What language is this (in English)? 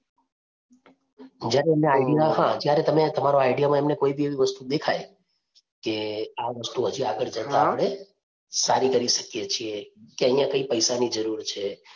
Gujarati